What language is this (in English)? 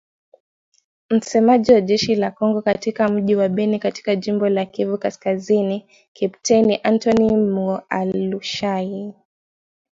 Swahili